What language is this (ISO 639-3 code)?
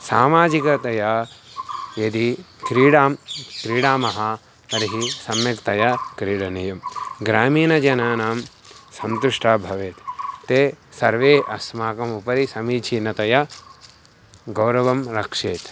san